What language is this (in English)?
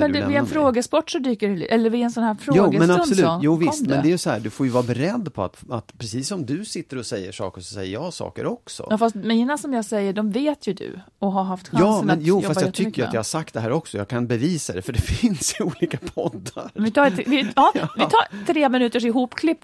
Swedish